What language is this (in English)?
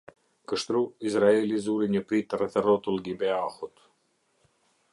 Albanian